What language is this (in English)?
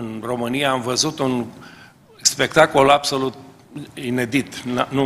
Romanian